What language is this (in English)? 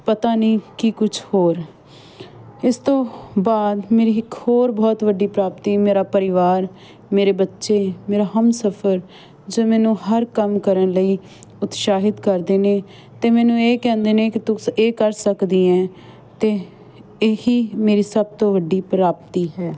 Punjabi